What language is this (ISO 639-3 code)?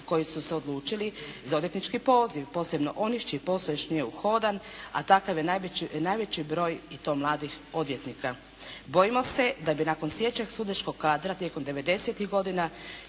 hrv